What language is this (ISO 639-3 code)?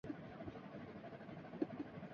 urd